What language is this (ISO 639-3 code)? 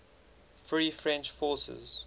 eng